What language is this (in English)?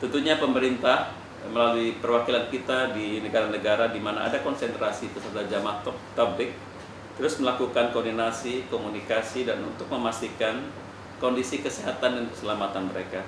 Indonesian